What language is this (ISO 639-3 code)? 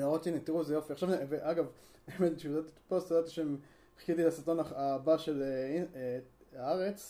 heb